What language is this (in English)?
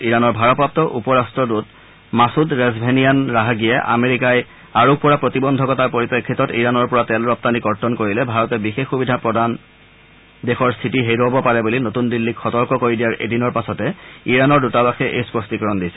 Assamese